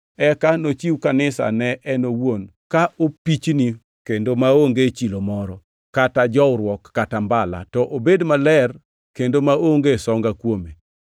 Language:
Luo (Kenya and Tanzania)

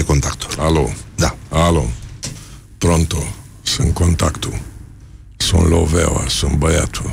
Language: Romanian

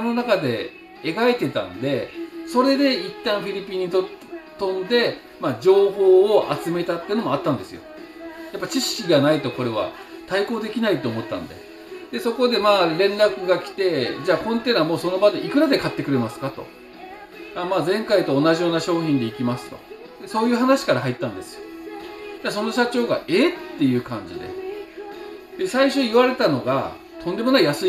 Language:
Japanese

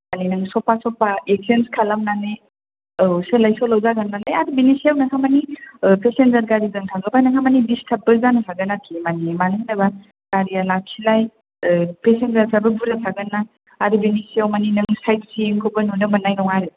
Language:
Bodo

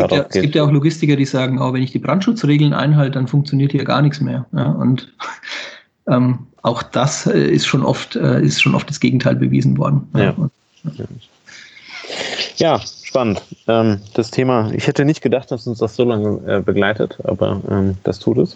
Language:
German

